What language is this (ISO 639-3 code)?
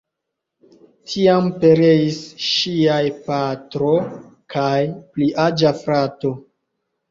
epo